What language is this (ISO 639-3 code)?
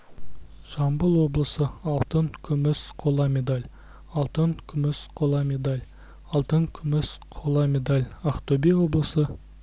kaz